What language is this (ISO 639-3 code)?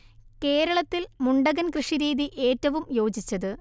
mal